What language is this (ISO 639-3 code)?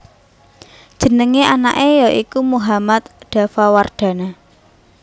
jav